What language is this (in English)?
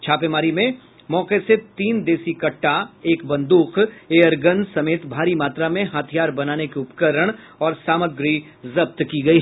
Hindi